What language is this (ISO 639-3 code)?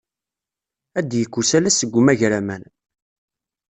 kab